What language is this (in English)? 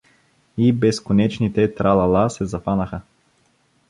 Bulgarian